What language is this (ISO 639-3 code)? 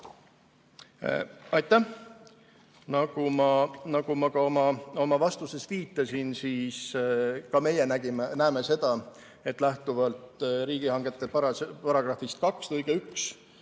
est